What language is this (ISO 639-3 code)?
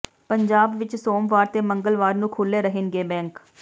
pan